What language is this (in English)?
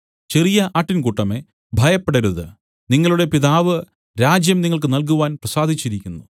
Malayalam